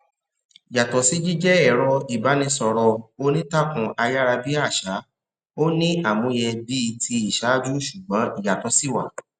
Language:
Yoruba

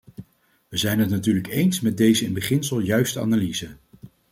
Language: Dutch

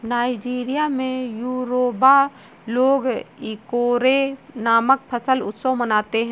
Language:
Hindi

